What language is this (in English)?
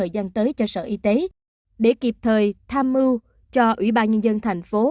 Vietnamese